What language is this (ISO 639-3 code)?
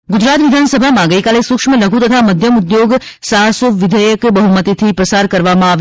guj